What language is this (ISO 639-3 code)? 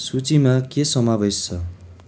nep